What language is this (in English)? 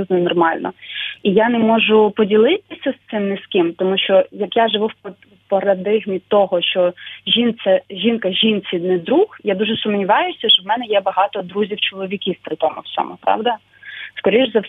Ukrainian